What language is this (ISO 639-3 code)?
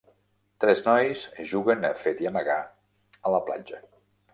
cat